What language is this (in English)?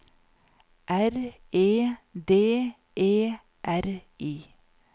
Norwegian